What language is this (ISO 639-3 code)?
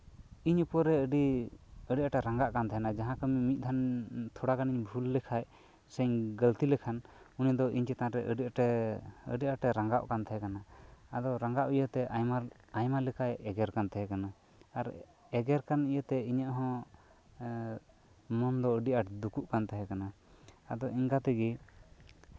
sat